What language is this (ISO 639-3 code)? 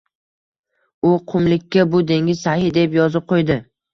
uzb